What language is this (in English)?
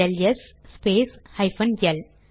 Tamil